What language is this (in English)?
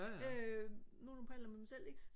Danish